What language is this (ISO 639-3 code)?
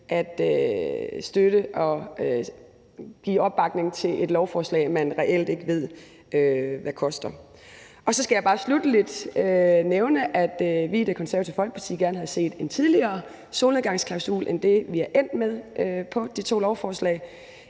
dan